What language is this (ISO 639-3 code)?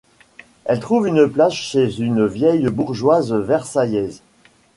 fra